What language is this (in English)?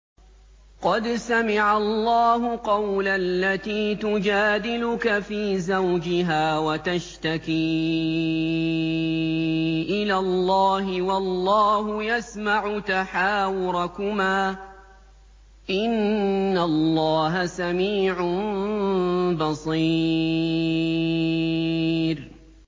Arabic